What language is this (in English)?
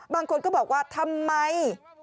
Thai